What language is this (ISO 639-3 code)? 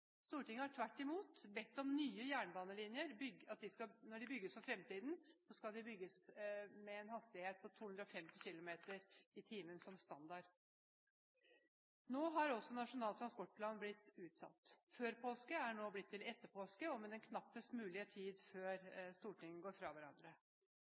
nob